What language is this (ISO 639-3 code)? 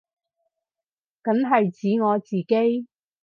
yue